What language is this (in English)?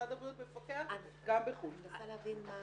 Hebrew